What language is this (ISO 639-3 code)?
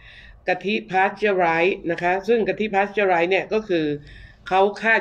tha